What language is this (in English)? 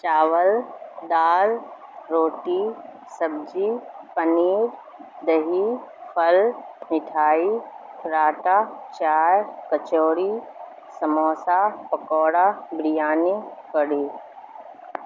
Urdu